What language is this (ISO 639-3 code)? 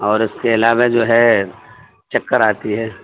urd